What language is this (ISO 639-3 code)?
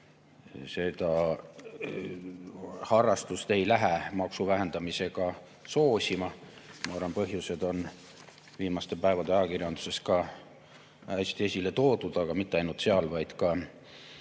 est